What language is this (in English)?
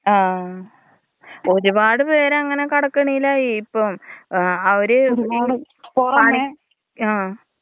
Malayalam